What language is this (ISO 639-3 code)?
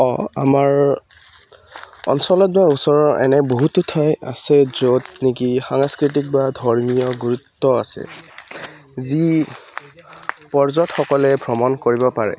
asm